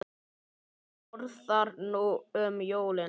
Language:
Icelandic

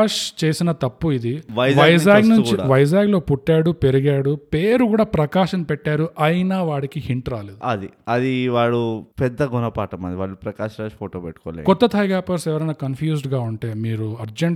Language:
Telugu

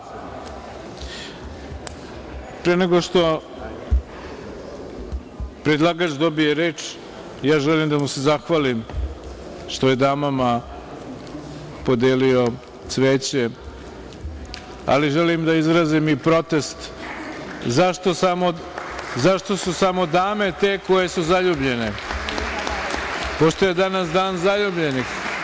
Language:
Serbian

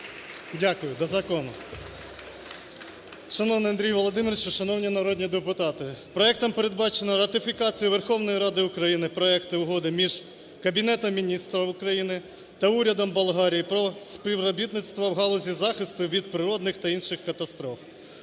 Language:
Ukrainian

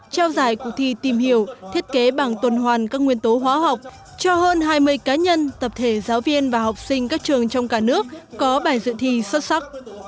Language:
Vietnamese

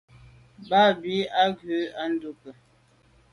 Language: Medumba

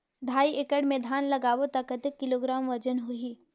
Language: Chhattisgarhi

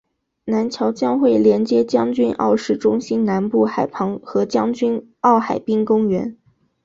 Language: Chinese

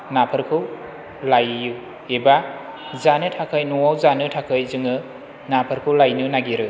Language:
Bodo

